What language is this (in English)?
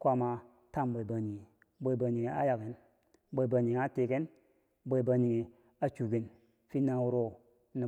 Bangwinji